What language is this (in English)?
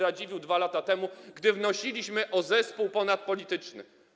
Polish